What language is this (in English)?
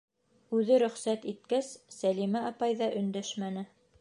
Bashkir